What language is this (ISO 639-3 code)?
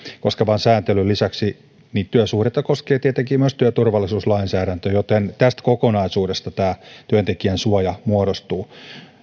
fin